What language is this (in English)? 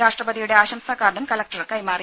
Malayalam